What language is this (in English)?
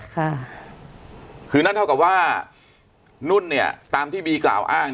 Thai